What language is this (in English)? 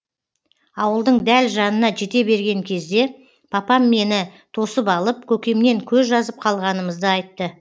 Kazakh